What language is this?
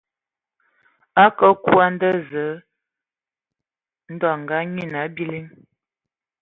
Ewondo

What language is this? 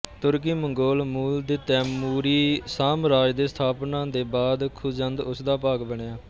Punjabi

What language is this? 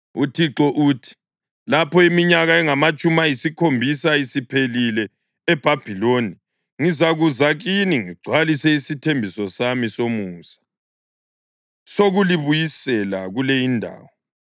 North Ndebele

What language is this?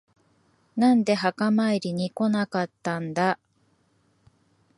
Japanese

